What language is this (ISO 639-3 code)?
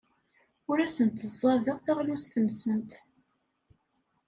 kab